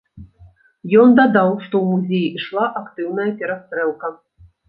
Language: Belarusian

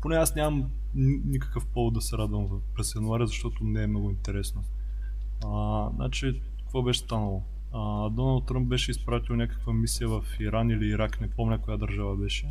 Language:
Bulgarian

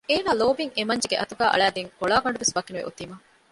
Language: Divehi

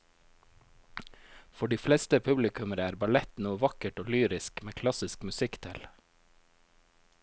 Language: Norwegian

